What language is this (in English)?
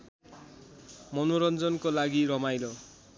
Nepali